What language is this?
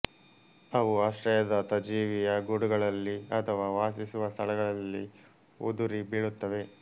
Kannada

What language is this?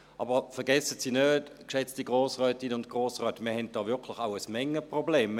Swiss German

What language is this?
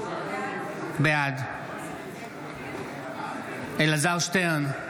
Hebrew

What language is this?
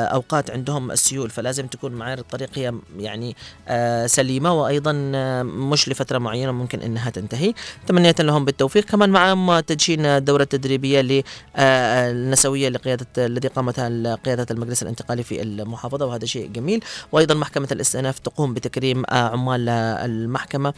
Arabic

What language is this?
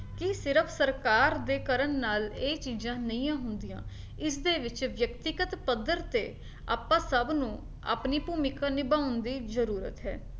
Punjabi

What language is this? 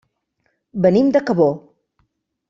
Catalan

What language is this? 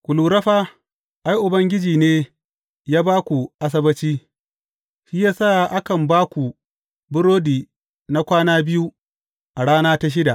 Hausa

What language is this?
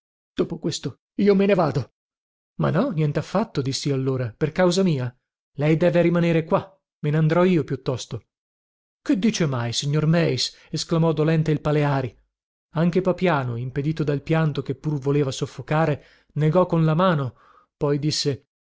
Italian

